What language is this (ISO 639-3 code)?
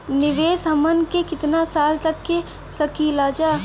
bho